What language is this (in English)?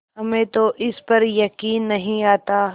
Hindi